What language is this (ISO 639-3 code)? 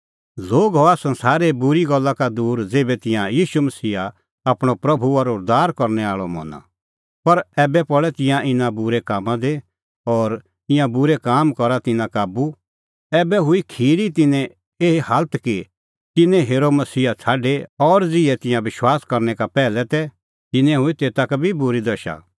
kfx